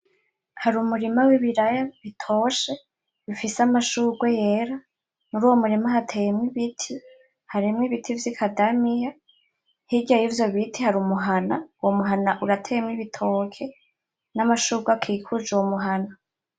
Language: Rundi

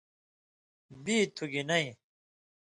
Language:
Indus Kohistani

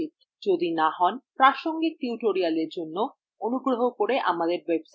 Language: Bangla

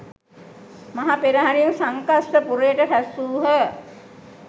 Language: Sinhala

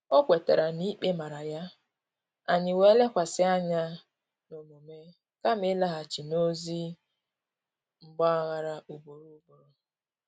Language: Igbo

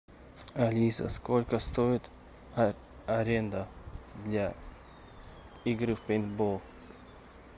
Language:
Russian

